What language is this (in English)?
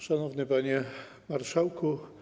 Polish